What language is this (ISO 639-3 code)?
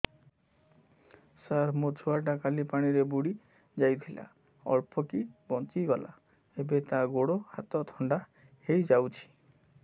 ori